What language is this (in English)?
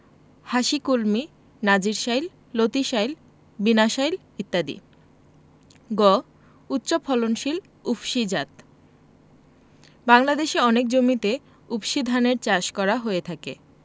Bangla